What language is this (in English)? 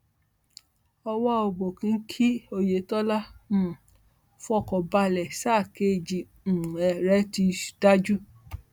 Yoruba